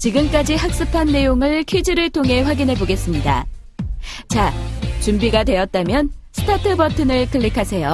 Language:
Korean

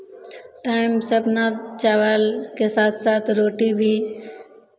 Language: Maithili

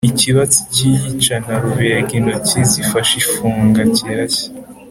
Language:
Kinyarwanda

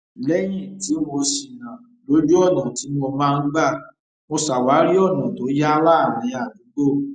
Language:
Yoruba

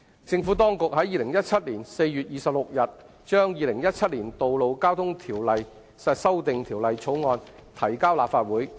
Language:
Cantonese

